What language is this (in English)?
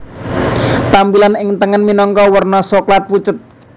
Javanese